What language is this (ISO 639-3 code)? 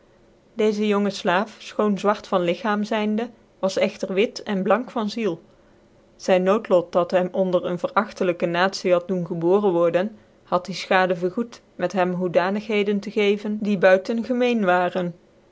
nld